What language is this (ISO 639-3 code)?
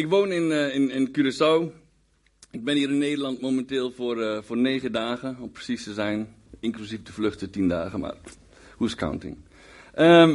nld